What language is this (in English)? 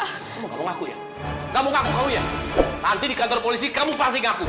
Indonesian